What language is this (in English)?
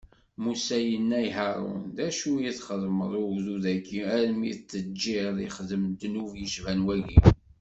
Kabyle